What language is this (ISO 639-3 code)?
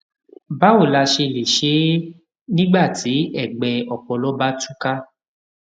yor